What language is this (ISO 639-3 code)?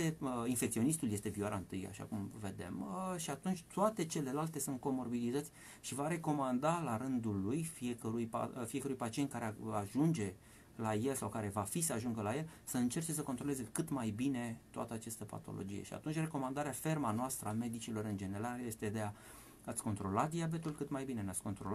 ron